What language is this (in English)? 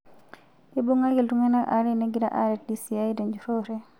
Masai